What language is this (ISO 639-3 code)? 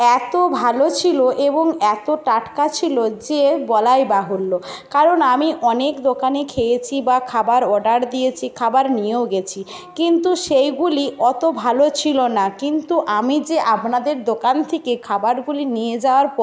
ben